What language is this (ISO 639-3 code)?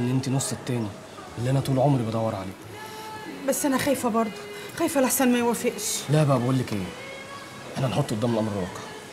ara